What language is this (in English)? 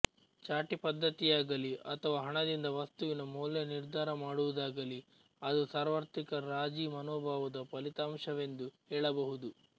Kannada